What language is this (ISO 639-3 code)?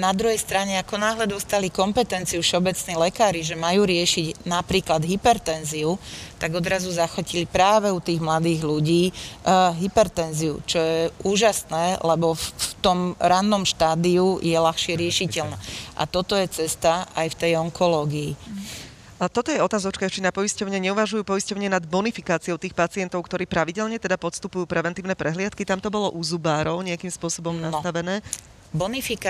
slk